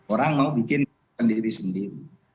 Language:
Indonesian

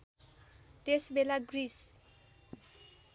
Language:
Nepali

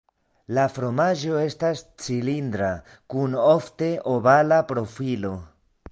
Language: Esperanto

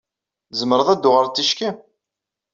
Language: Kabyle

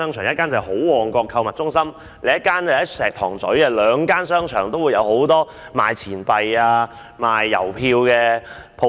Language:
Cantonese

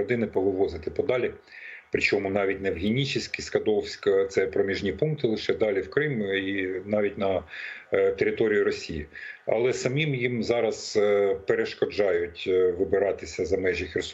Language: Ukrainian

